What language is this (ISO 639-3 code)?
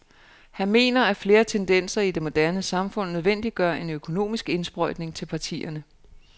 dan